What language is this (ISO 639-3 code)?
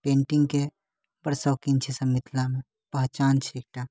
mai